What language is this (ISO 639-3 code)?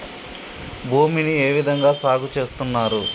tel